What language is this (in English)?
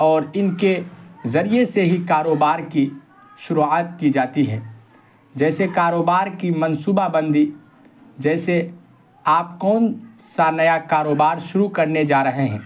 Urdu